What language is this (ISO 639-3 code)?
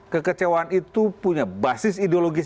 ind